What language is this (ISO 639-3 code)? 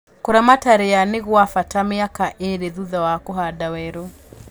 kik